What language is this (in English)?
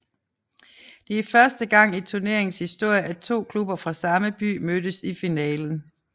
Danish